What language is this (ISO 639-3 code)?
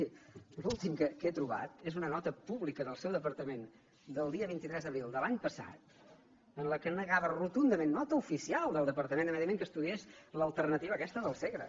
cat